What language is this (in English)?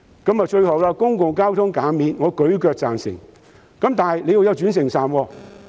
Cantonese